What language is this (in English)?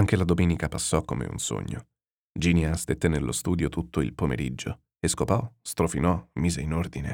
Italian